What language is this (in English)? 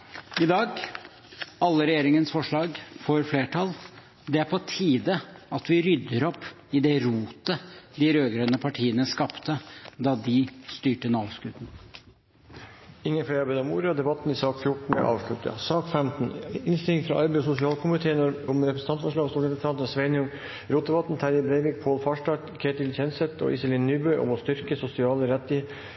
Norwegian Bokmål